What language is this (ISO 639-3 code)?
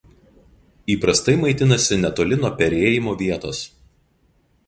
lit